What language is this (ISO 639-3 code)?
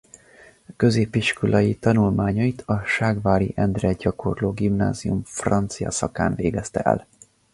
hun